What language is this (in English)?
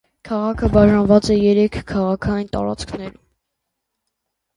Armenian